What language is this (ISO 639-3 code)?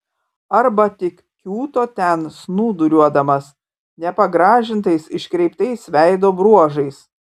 lit